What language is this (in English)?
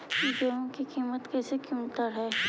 Magahi